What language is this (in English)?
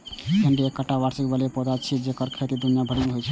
Maithili